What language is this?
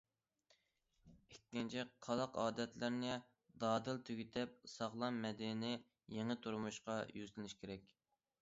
Uyghur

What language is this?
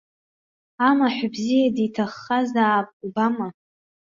Abkhazian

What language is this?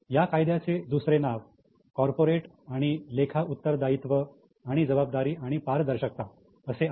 Marathi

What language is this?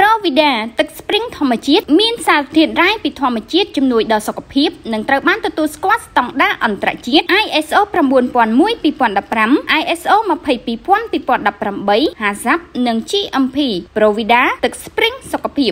Thai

